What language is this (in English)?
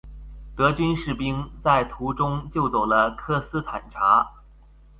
Chinese